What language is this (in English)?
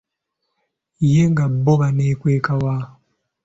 Ganda